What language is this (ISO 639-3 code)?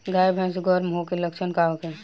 bho